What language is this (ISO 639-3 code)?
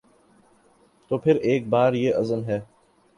urd